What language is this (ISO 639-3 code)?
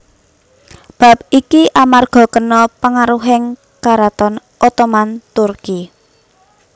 jav